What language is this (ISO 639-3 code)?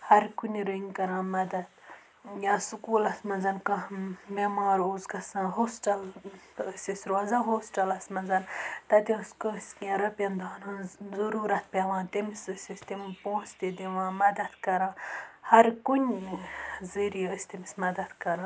kas